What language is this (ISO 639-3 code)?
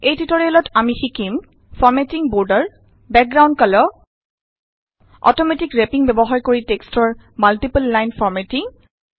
asm